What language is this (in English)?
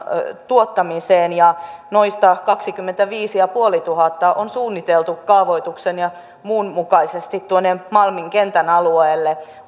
Finnish